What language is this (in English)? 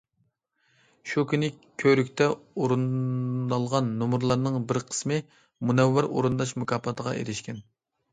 Uyghur